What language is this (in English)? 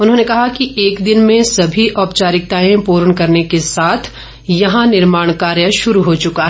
Hindi